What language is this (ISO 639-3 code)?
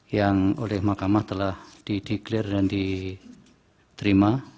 ind